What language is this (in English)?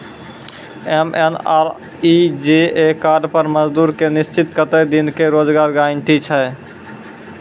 Maithili